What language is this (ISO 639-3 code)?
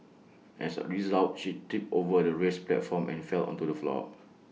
eng